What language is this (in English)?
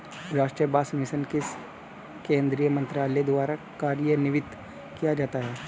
Hindi